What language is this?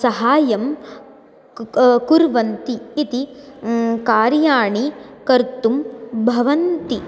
Sanskrit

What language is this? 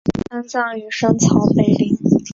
Chinese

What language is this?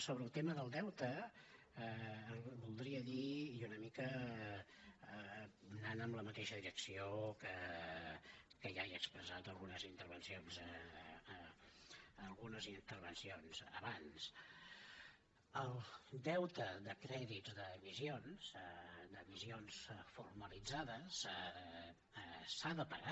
Catalan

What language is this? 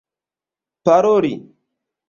Esperanto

